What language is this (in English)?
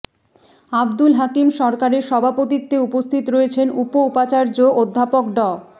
Bangla